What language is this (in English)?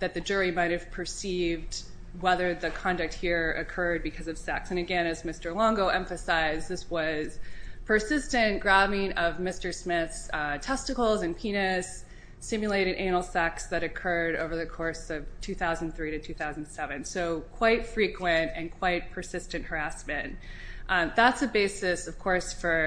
English